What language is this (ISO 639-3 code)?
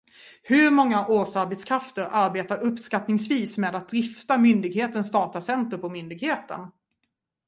swe